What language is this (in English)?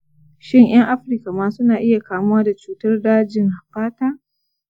Hausa